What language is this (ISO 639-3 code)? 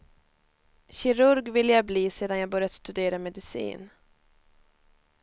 swe